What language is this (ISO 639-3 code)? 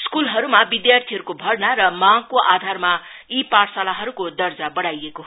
nep